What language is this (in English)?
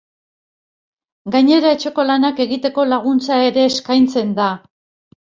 Basque